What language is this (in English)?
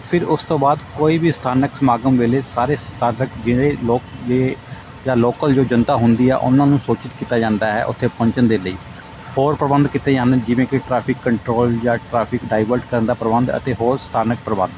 Punjabi